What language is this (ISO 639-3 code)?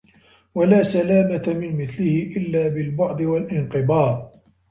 ara